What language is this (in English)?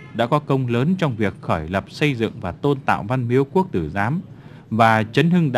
Vietnamese